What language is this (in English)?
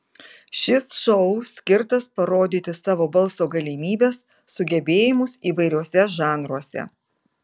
Lithuanian